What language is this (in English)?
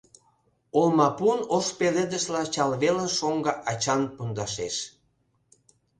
Mari